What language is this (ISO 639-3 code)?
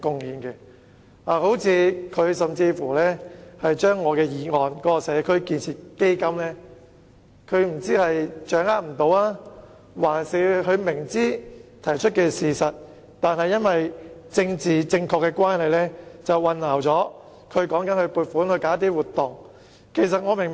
yue